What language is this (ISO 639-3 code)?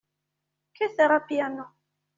kab